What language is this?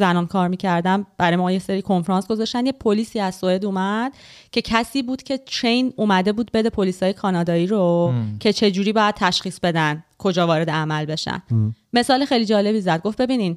Persian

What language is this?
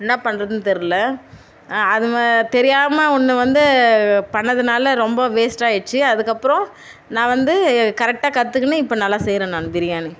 Tamil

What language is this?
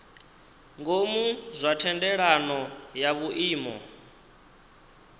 Venda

